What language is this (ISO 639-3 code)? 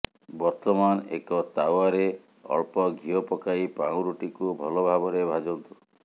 ori